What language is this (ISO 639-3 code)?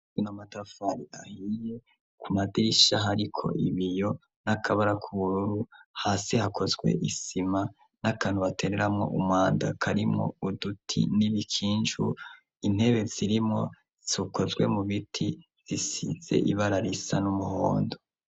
run